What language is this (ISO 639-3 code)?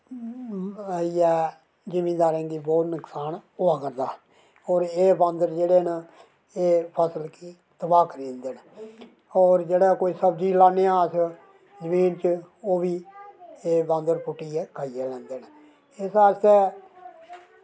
doi